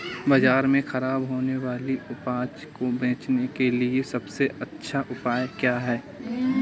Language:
Hindi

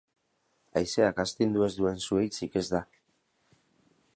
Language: Basque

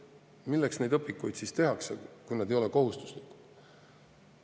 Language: Estonian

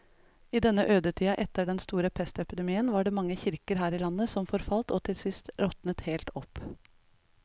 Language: Norwegian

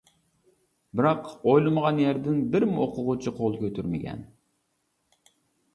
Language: Uyghur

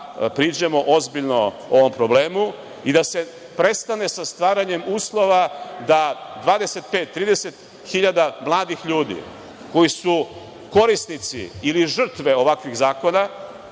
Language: Serbian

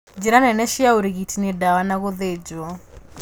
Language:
Kikuyu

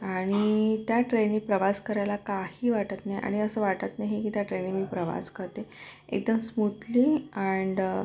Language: Marathi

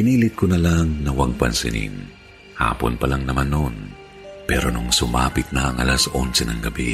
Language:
Filipino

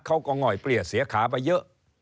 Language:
Thai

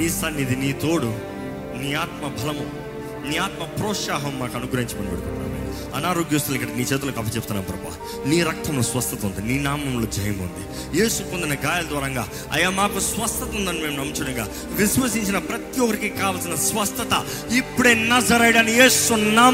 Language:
Telugu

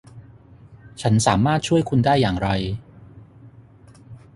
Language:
Thai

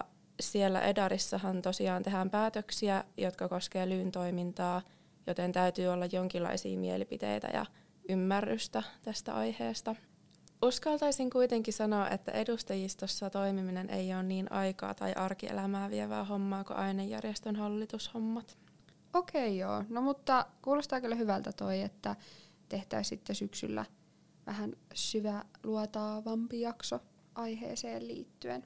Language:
Finnish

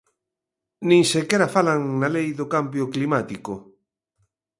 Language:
Galician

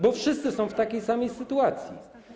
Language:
Polish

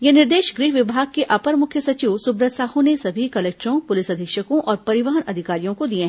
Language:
Hindi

